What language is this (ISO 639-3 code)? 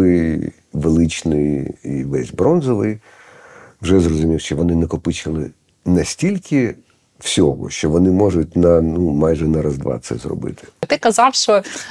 ukr